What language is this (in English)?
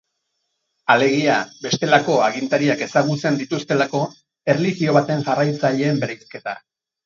Basque